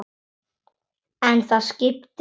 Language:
Icelandic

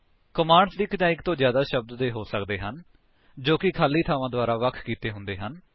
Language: Punjabi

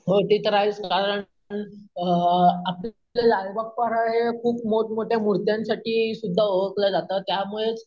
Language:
Marathi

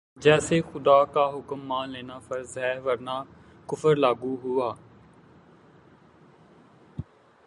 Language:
Urdu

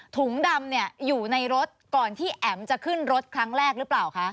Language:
Thai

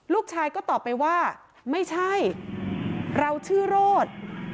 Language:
Thai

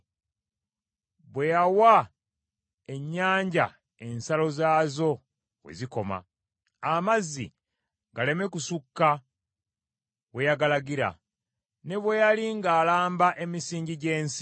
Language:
Ganda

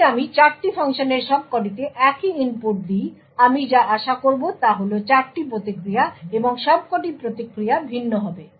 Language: Bangla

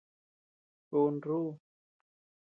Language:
Tepeuxila Cuicatec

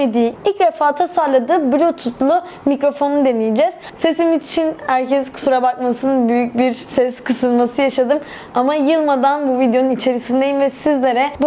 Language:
Turkish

